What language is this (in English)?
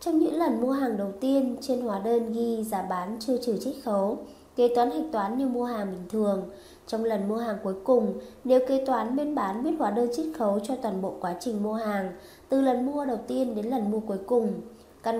Vietnamese